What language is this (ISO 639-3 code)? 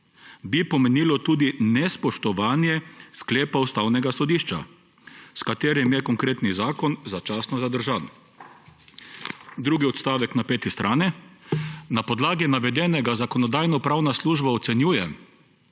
slv